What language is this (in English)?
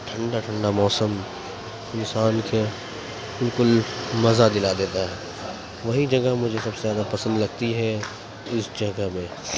Urdu